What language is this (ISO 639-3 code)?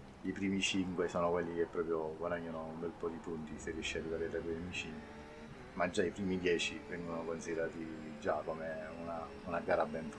ita